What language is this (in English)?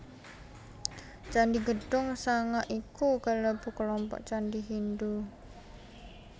Javanese